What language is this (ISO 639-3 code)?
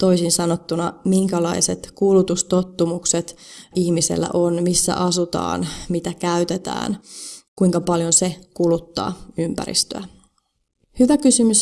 fin